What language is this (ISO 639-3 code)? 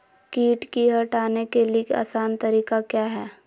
mag